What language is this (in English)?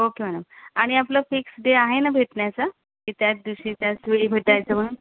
Marathi